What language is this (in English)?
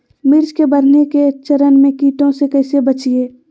Magahi